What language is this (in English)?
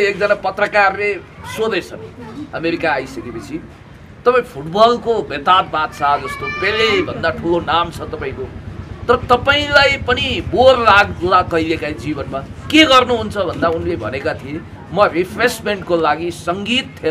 Thai